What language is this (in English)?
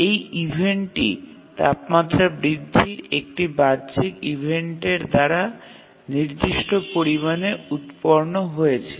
Bangla